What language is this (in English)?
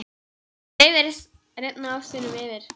Icelandic